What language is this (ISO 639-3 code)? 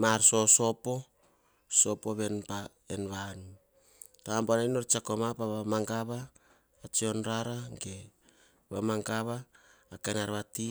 hah